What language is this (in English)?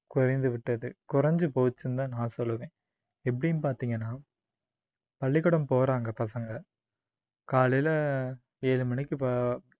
Tamil